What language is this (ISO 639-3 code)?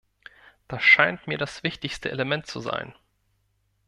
deu